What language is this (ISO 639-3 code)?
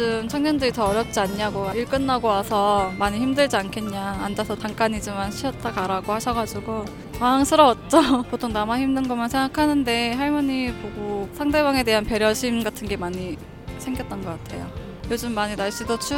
kor